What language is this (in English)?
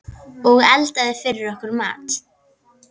Icelandic